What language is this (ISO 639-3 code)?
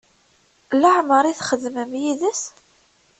kab